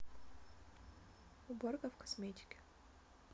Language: Russian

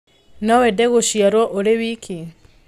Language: Kikuyu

